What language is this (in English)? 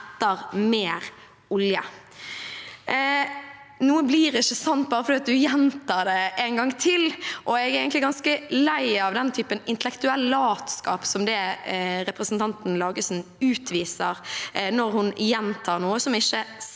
Norwegian